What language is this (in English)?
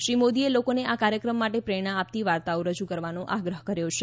Gujarati